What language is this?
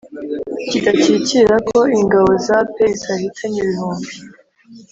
Kinyarwanda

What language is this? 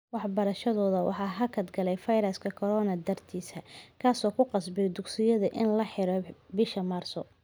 Somali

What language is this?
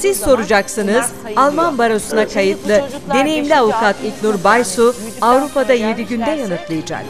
Turkish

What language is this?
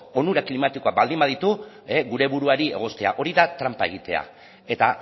Basque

